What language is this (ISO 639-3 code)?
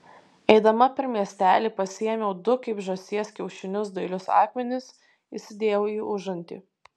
lit